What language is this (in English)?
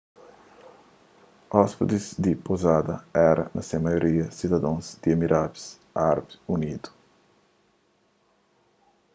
Kabuverdianu